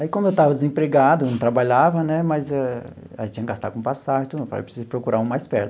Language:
Portuguese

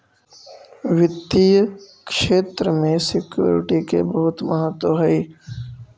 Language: Magahi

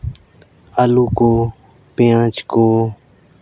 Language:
Santali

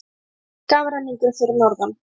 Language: Icelandic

